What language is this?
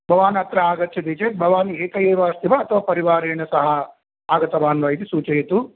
Sanskrit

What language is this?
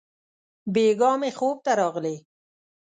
Pashto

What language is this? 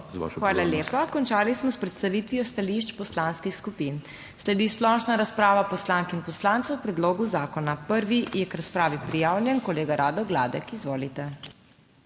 Slovenian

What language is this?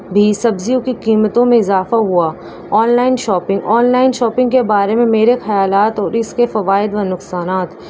Urdu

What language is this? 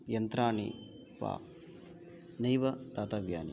Sanskrit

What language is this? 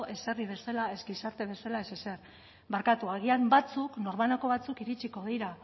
Basque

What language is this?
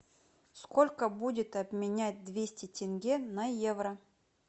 Russian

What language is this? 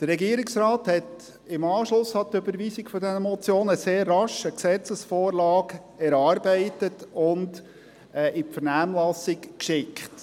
Swiss German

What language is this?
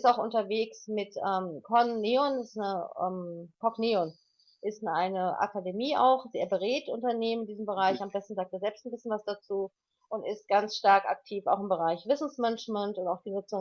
German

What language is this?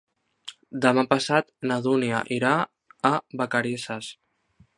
Catalan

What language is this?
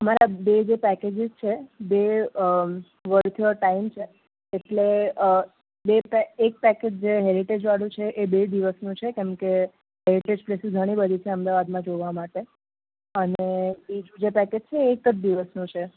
Gujarati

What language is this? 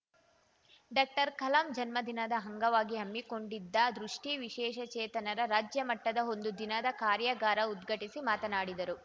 Kannada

